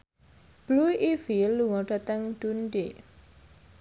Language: Javanese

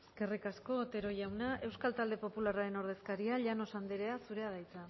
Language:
Basque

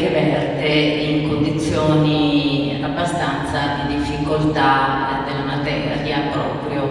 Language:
Italian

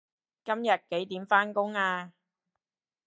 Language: Cantonese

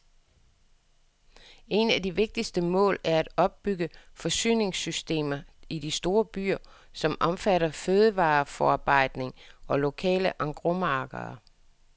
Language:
Danish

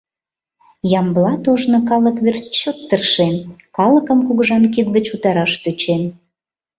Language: Mari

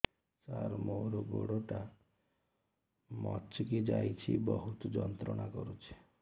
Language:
Odia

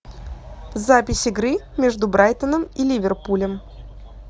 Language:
Russian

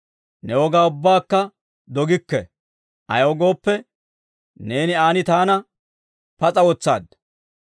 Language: Dawro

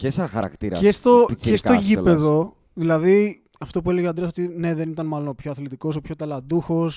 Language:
Greek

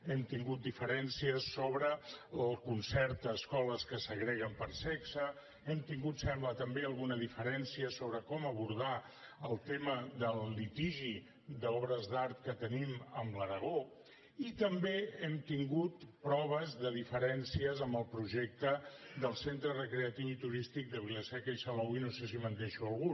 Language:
Catalan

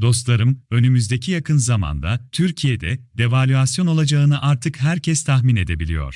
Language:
Turkish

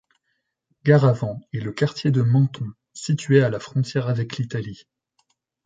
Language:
French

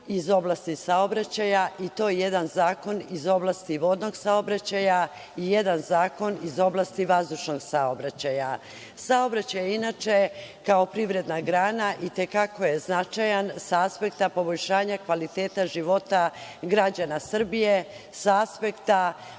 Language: Serbian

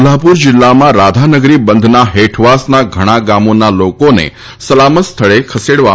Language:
Gujarati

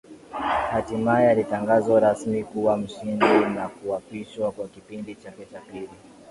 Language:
Swahili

